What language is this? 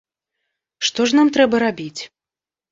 Belarusian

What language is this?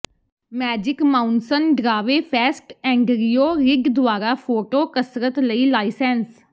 Punjabi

